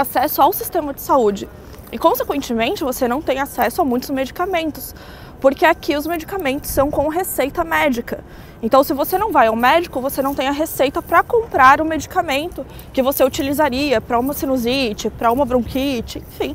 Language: Portuguese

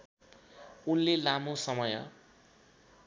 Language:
Nepali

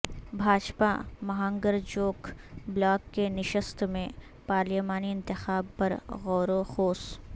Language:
Urdu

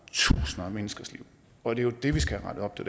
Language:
Danish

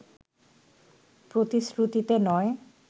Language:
Bangla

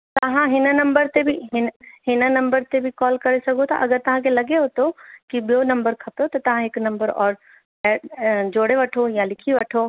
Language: Sindhi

